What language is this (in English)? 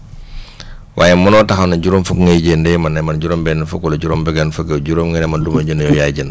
Wolof